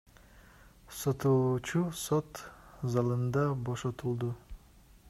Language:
Kyrgyz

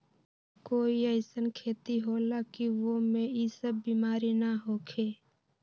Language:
Magahi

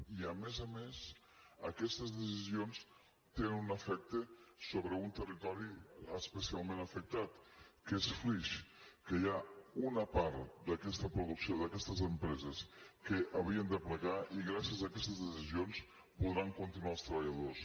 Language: Catalan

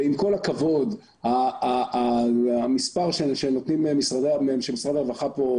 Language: Hebrew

